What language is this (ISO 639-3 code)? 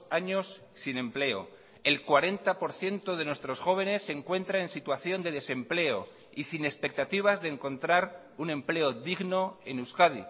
spa